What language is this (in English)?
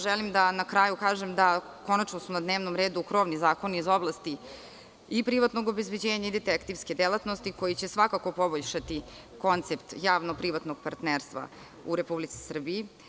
Serbian